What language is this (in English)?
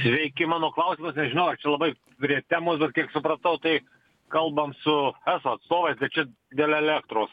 Lithuanian